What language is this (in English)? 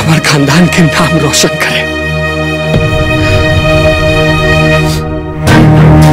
Hindi